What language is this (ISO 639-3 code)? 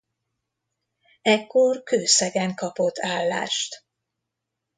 hun